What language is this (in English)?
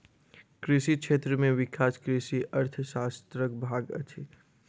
Maithili